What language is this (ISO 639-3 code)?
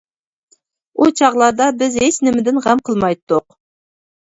uig